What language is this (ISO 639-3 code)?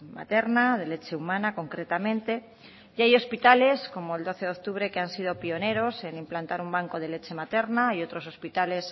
spa